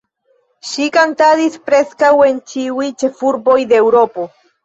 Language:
Esperanto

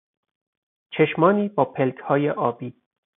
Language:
Persian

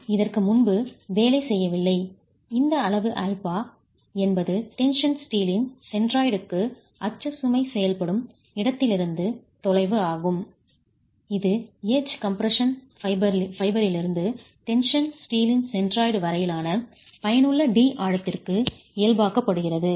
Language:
Tamil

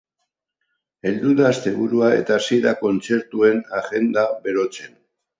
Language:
Basque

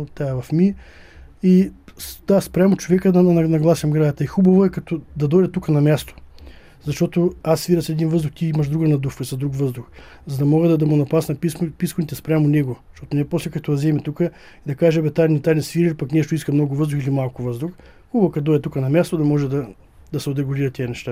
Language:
Bulgarian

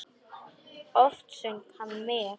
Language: Icelandic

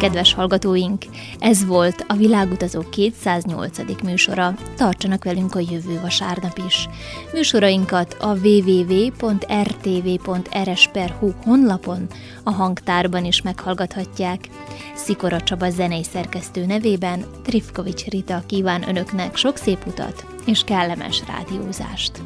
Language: Hungarian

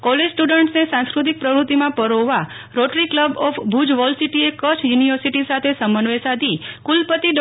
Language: Gujarati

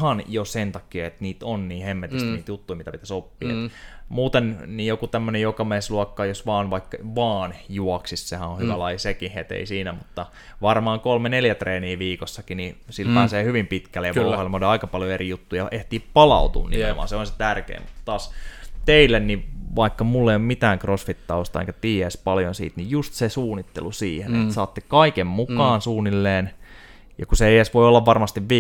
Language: Finnish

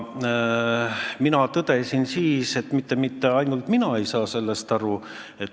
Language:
Estonian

